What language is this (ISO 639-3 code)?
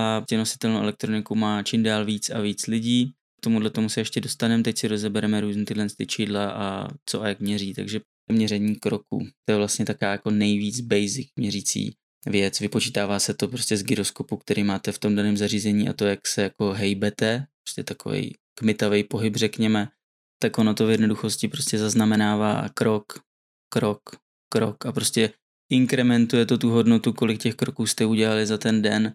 ces